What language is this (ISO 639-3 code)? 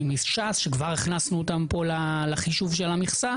heb